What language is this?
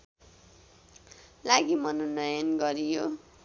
Nepali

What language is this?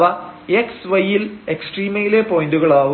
Malayalam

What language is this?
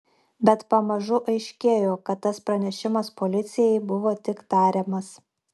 Lithuanian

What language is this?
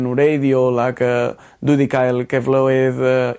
Welsh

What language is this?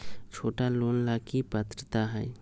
Magahi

